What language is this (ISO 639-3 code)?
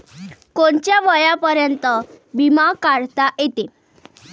mar